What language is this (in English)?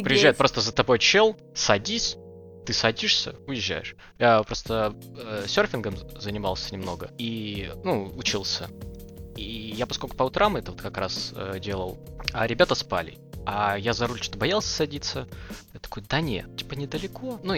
Russian